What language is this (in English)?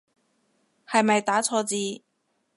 Cantonese